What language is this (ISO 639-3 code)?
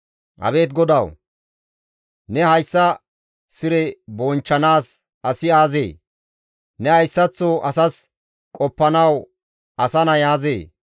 gmv